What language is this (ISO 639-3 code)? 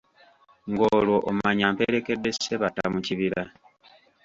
lug